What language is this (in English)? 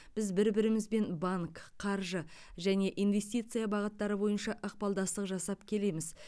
Kazakh